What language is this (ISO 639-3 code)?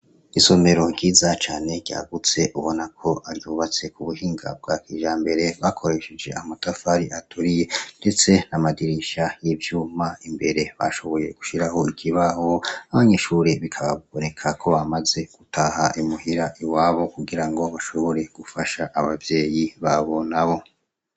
run